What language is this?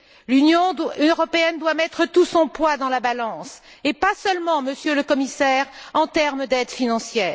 French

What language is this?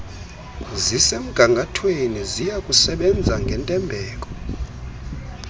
Xhosa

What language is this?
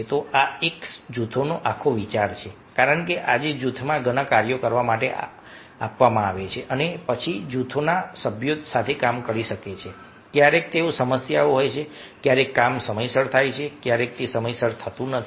Gujarati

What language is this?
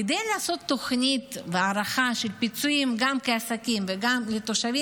Hebrew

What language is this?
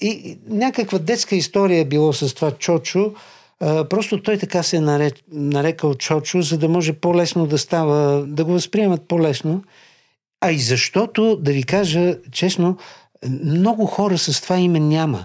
Bulgarian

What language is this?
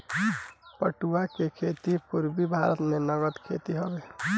Bhojpuri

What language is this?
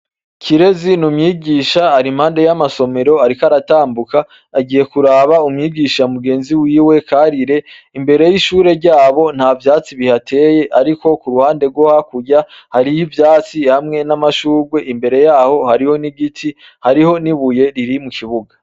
Rundi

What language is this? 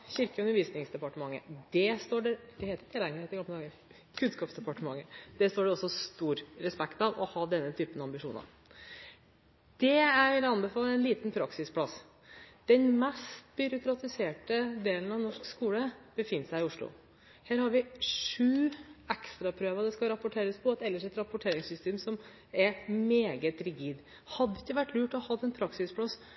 Norwegian Bokmål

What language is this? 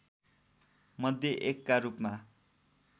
Nepali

